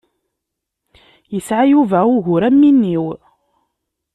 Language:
Kabyle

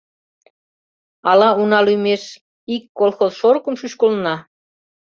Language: Mari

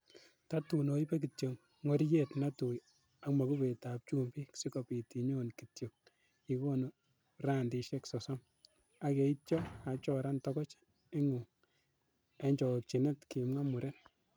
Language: Kalenjin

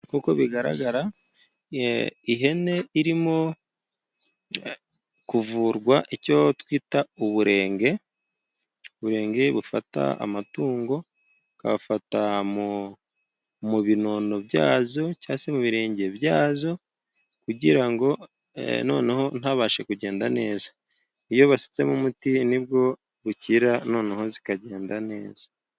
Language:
Kinyarwanda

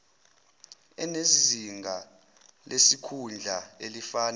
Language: Zulu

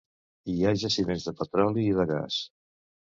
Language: Catalan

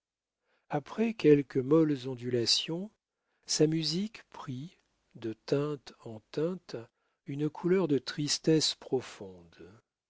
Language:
French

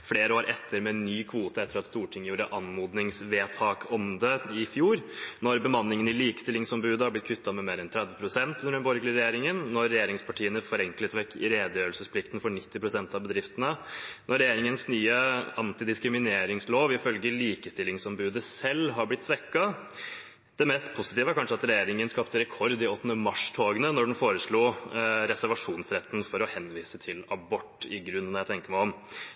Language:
Norwegian Bokmål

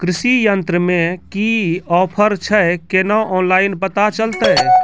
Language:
Maithili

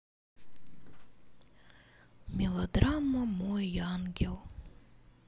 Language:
Russian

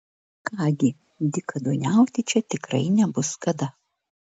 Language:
Lithuanian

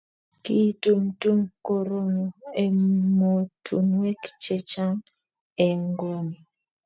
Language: Kalenjin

